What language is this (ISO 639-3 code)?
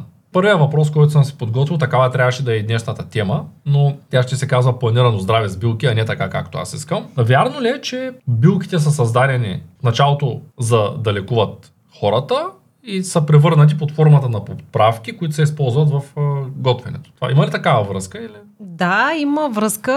bul